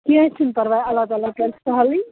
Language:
Kashmiri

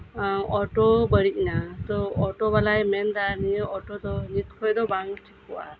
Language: Santali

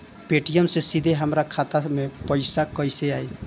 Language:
Bhojpuri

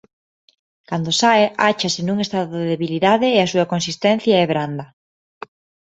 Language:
Galician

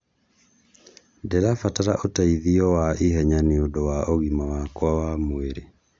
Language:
Kikuyu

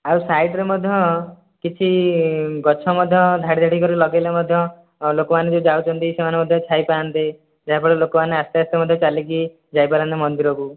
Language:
Odia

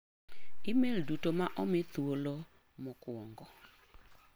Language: Luo (Kenya and Tanzania)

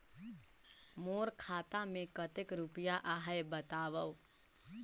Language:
Chhattisgarhi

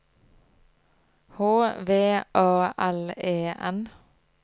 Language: Norwegian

